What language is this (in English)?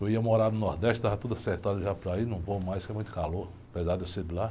Portuguese